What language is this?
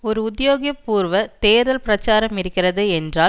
Tamil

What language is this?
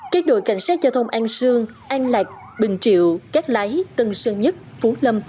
Vietnamese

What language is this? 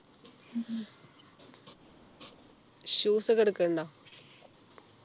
Malayalam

